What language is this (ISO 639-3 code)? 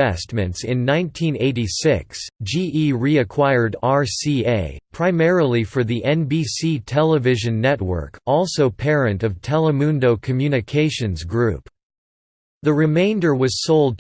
eng